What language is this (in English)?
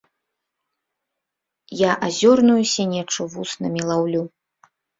Belarusian